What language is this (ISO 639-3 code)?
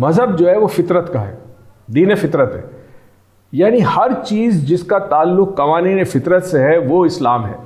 hin